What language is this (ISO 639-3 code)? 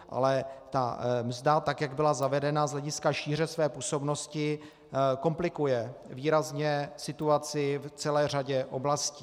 ces